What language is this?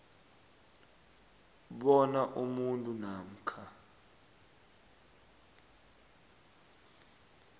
South Ndebele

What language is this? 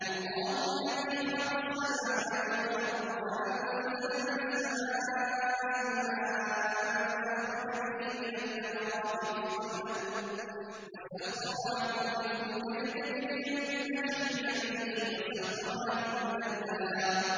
Arabic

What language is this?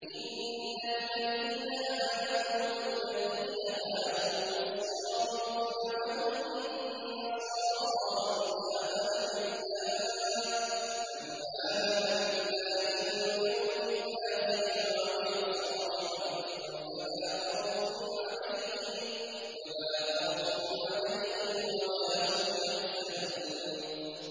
Arabic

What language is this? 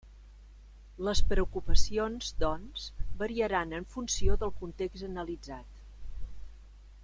Catalan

